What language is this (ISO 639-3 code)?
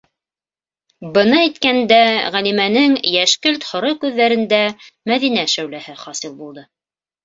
bak